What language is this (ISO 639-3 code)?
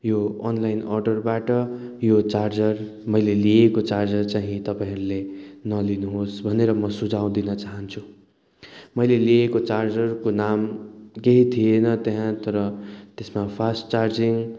nep